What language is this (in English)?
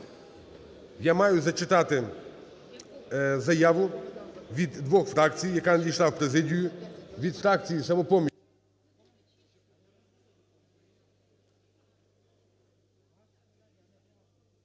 Ukrainian